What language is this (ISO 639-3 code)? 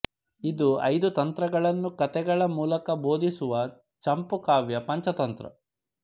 kan